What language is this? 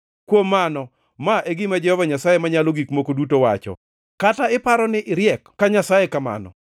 Luo (Kenya and Tanzania)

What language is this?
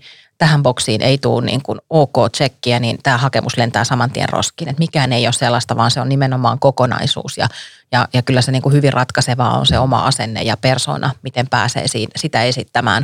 Finnish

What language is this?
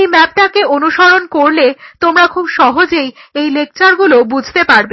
Bangla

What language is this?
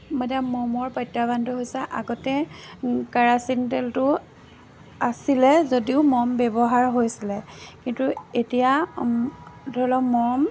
Assamese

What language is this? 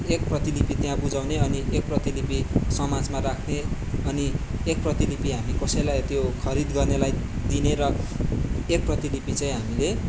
Nepali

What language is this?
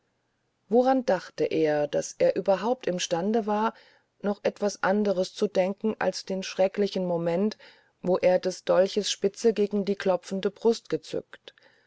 German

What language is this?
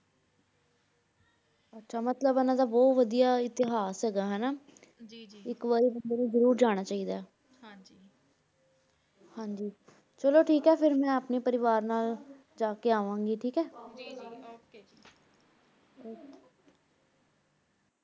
Punjabi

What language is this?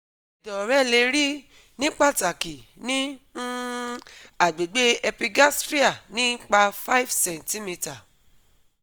Yoruba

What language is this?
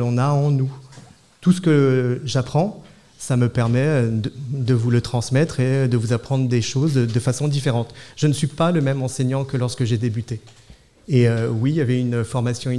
French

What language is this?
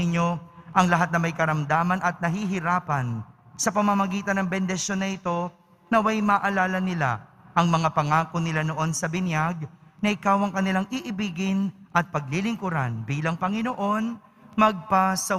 Filipino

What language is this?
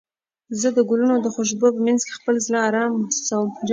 Pashto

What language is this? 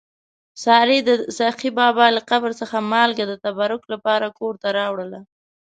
Pashto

